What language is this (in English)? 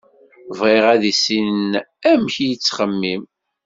Kabyle